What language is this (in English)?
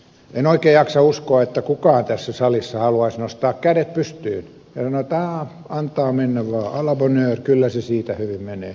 Finnish